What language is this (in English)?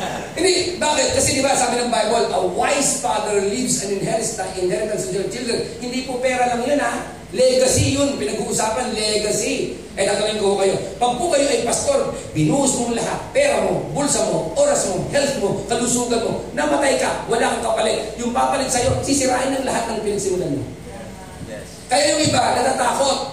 Filipino